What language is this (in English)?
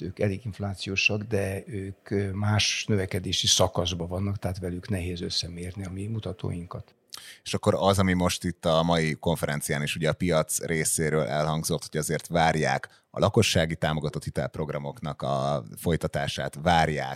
Hungarian